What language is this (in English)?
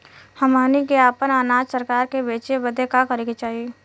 Bhojpuri